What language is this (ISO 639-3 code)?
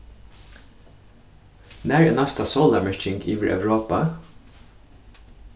fao